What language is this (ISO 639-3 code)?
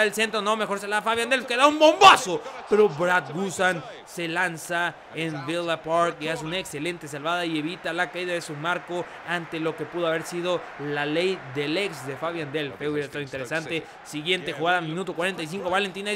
spa